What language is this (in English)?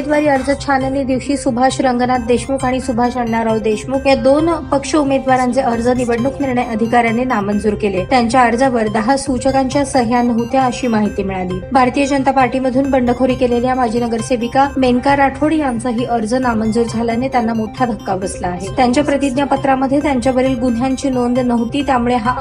Hindi